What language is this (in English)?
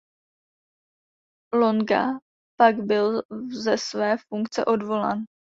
Czech